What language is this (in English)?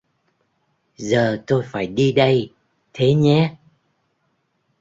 Vietnamese